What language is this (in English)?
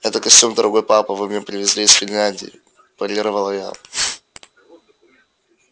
Russian